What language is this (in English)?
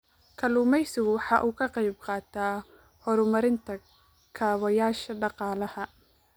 Somali